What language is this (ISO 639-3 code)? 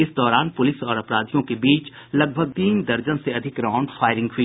hin